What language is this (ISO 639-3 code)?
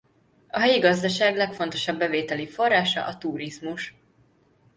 hun